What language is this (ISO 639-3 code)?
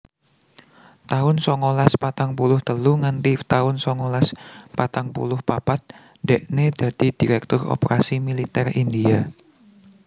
jav